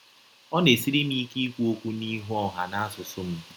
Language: Igbo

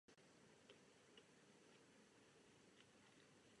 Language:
Czech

